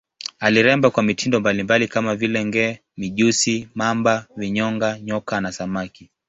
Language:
Swahili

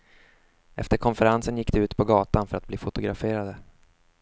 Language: Swedish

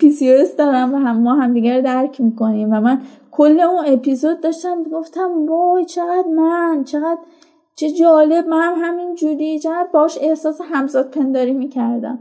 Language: Persian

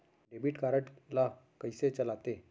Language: Chhattisgarhi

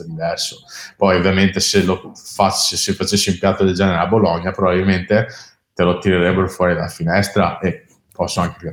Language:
Italian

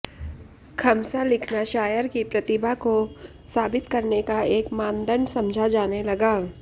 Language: Hindi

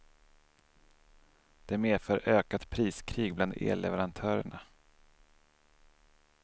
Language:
Swedish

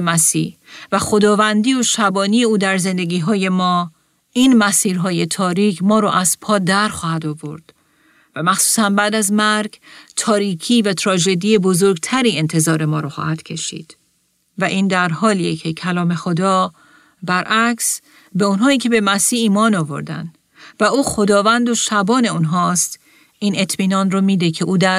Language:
Persian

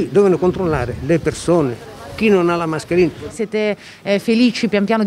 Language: Italian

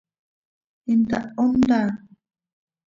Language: Seri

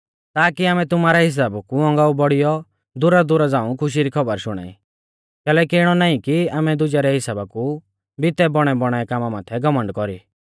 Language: Mahasu Pahari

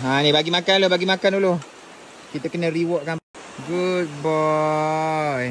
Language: Malay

